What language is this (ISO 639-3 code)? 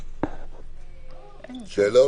heb